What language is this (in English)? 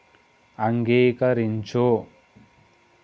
Telugu